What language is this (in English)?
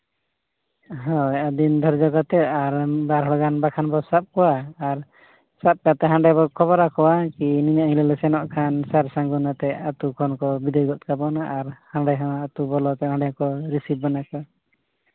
Santali